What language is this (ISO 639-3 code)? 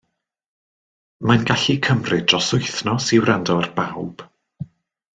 cym